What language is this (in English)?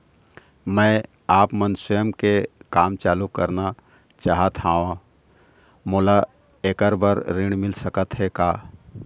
Chhattisgarhi